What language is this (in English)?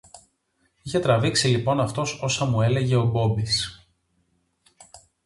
Greek